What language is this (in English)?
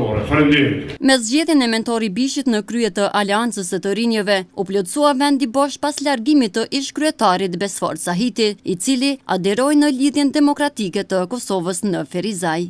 Romanian